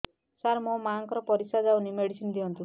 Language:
Odia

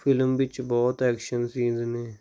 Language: Punjabi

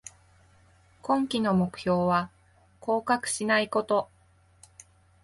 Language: Japanese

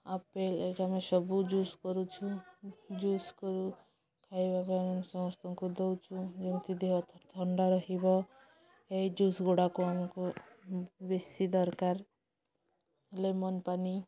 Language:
Odia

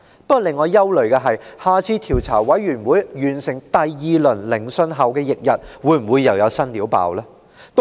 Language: Cantonese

